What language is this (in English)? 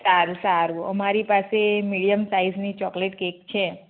Gujarati